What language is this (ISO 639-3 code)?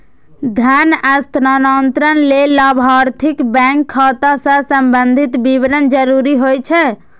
mai